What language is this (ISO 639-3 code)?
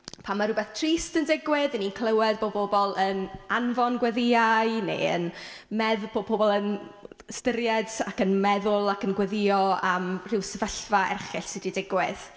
cym